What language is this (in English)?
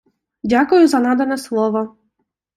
Ukrainian